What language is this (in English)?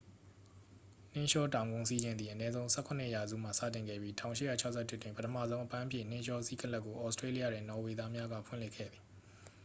Burmese